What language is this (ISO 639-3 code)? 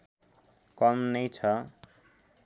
nep